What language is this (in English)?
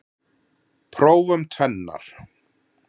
Icelandic